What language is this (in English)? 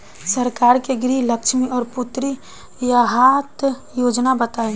Bhojpuri